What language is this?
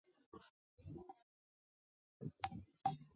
Chinese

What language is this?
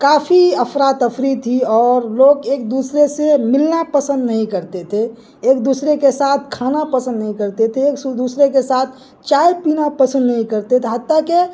Urdu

